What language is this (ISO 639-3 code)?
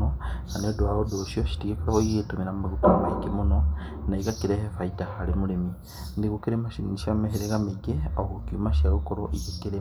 kik